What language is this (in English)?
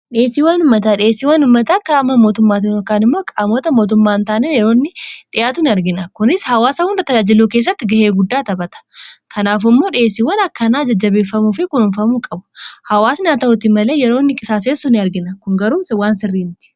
Oromo